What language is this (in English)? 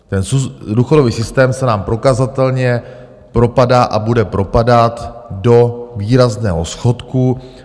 Czech